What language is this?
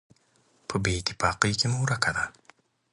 Pashto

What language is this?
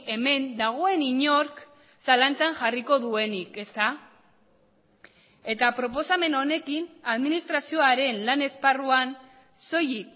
Basque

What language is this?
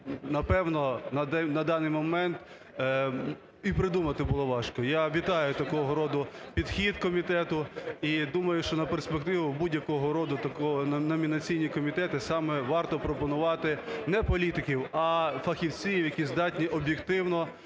Ukrainian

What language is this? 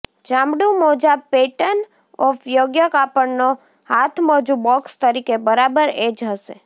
Gujarati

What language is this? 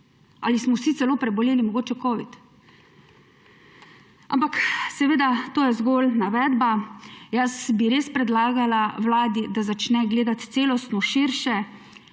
Slovenian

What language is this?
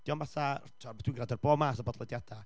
Welsh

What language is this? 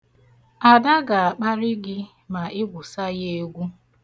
Igbo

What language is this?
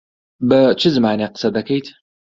Central Kurdish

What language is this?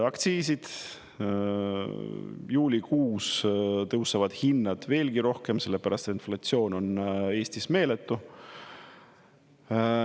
Estonian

